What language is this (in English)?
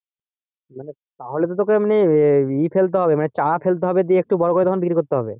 Bangla